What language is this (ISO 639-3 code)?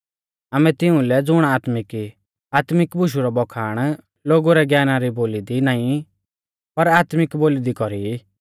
bfz